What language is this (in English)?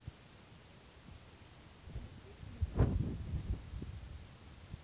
Russian